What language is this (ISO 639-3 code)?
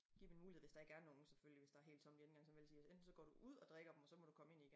dan